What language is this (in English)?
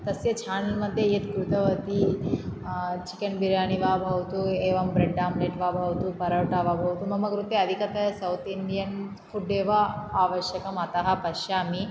Sanskrit